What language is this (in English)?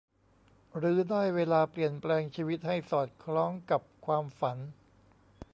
Thai